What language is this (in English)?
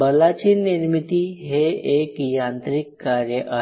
Marathi